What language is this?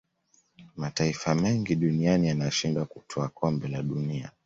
Swahili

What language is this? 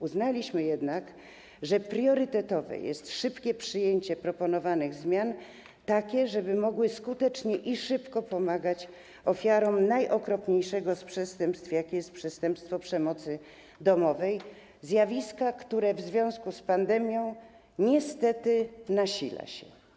Polish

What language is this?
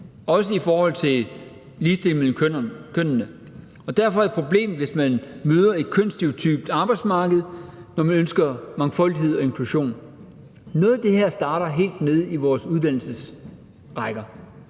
Danish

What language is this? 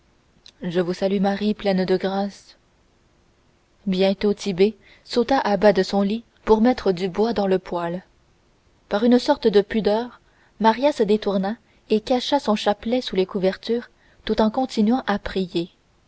French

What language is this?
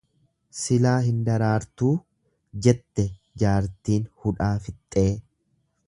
Oromo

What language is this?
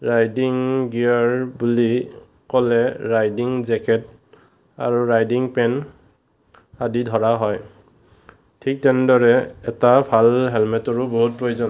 Assamese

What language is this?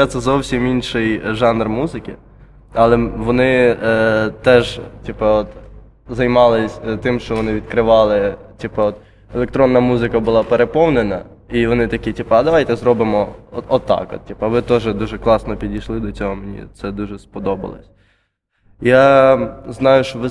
Ukrainian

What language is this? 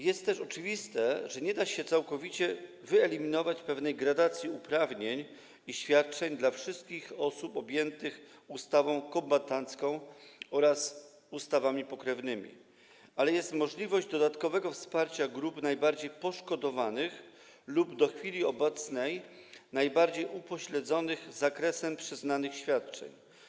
Polish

